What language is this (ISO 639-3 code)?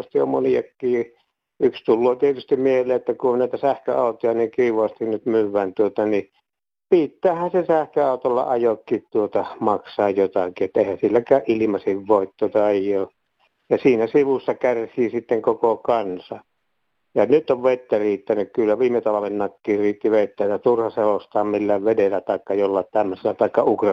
fin